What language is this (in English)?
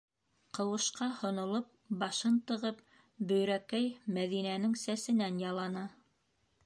Bashkir